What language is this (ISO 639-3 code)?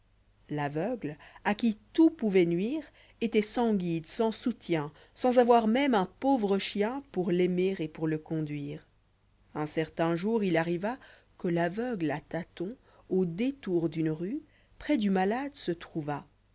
fra